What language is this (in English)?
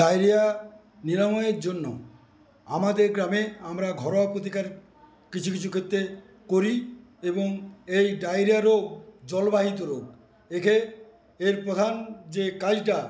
Bangla